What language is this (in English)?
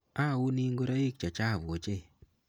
Kalenjin